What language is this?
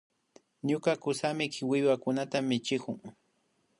Imbabura Highland Quichua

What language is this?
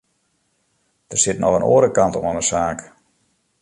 Western Frisian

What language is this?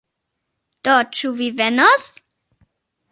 Esperanto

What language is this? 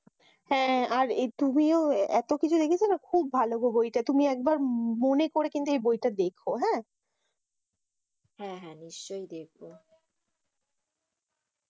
Bangla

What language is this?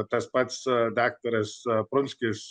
Lithuanian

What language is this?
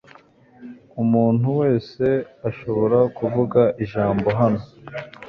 Kinyarwanda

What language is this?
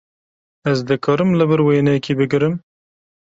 Kurdish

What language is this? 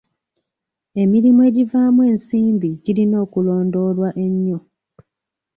Ganda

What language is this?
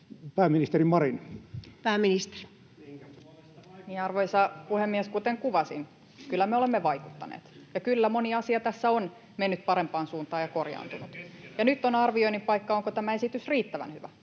Finnish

